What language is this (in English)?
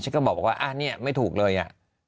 Thai